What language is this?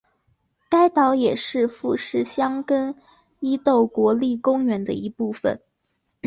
Chinese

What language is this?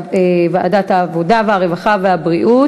Hebrew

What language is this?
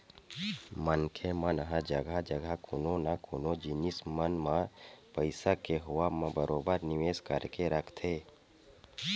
Chhattisgarhi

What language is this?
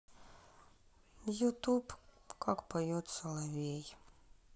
Russian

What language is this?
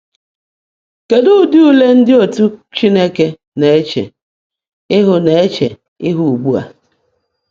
Igbo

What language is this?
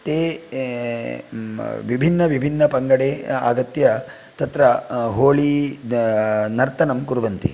Sanskrit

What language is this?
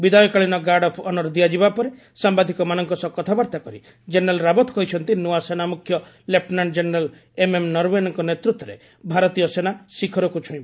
Odia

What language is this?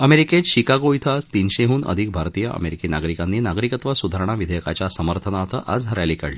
Marathi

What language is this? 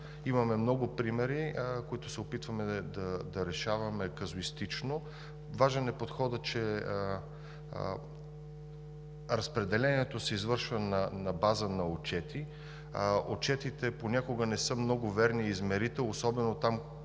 Bulgarian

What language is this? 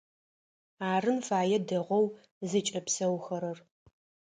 Adyghe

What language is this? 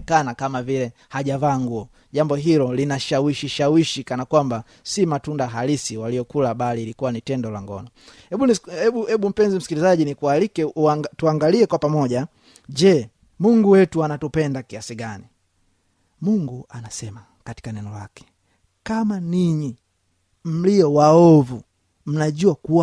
Swahili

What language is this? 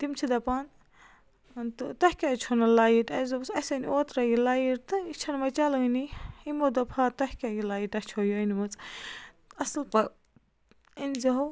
Kashmiri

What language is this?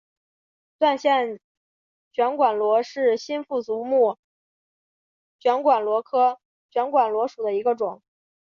Chinese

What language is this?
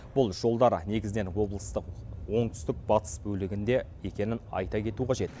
Kazakh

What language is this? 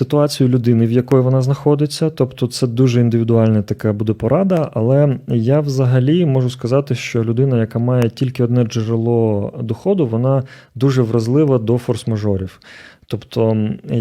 Ukrainian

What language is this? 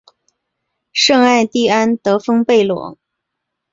Chinese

